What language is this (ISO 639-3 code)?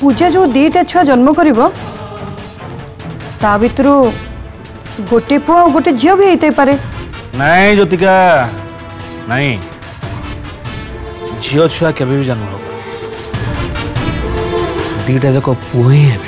hin